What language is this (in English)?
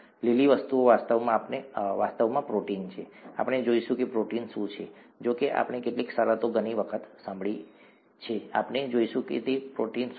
Gujarati